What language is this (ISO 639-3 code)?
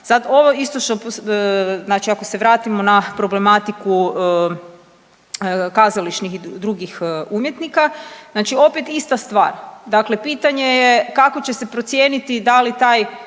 hrv